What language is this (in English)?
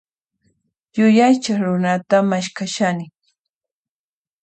Puno Quechua